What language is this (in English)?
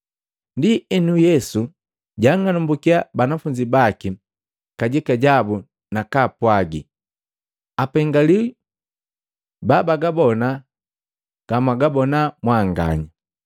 Matengo